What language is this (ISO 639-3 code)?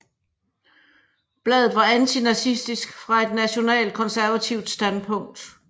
dan